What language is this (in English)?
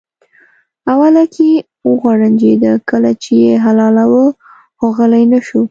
Pashto